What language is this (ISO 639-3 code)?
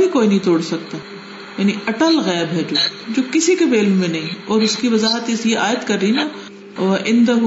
urd